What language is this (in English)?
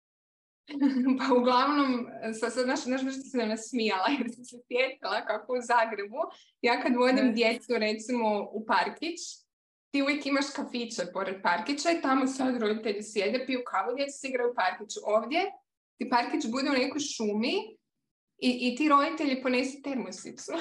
Croatian